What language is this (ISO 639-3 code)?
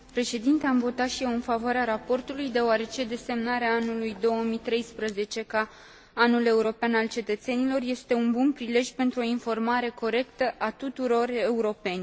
ron